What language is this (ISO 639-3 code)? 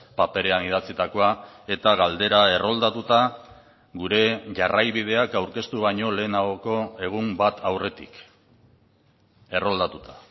eus